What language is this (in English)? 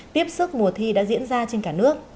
Vietnamese